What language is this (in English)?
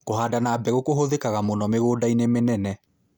Kikuyu